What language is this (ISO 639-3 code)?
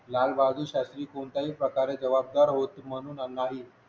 mar